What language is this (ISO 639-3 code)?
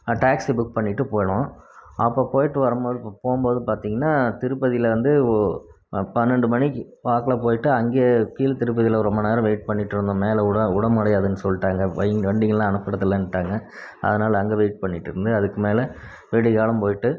tam